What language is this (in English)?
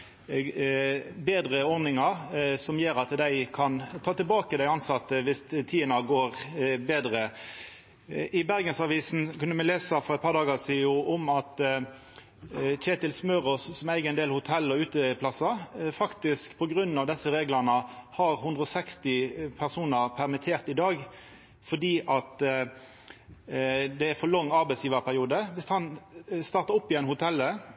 Norwegian Nynorsk